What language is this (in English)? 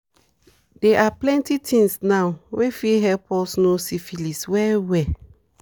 Nigerian Pidgin